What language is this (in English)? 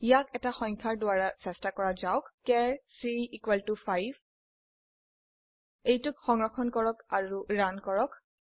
Assamese